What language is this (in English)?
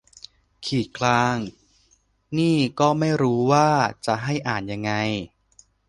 Thai